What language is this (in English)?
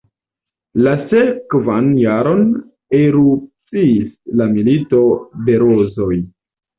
Esperanto